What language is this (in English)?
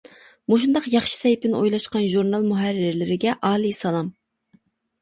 Uyghur